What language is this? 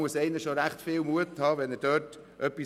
Swiss German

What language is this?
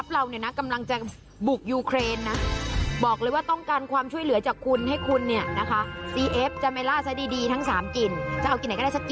Thai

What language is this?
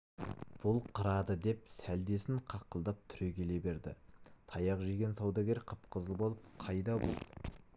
Kazakh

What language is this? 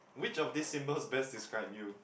English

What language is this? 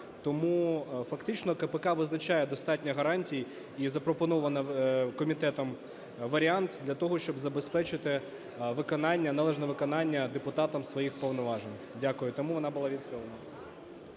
Ukrainian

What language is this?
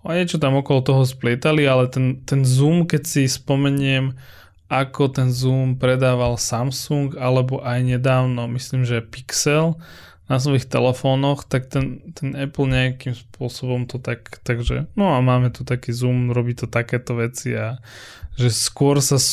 Slovak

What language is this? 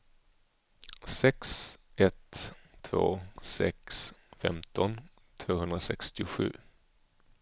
Swedish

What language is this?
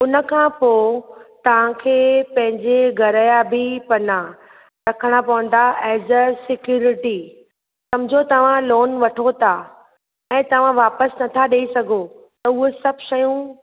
Sindhi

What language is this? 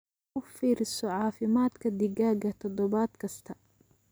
Somali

